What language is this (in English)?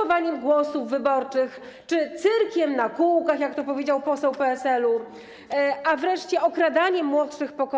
Polish